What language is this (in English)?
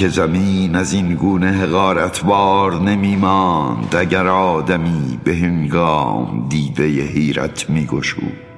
Persian